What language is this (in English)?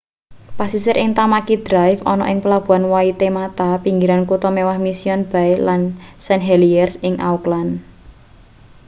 Javanese